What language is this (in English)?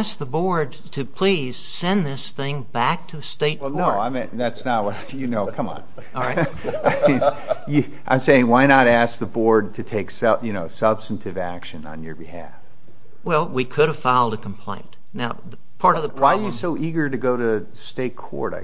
English